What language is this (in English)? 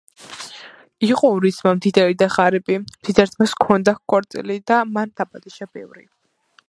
Georgian